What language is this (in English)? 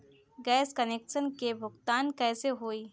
Bhojpuri